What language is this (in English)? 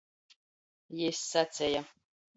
Latgalian